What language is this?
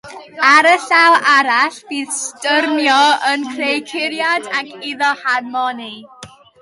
Welsh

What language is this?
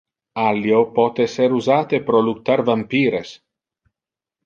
Interlingua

